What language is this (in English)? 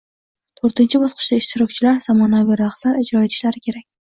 Uzbek